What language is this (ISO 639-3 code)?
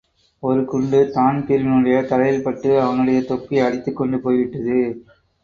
tam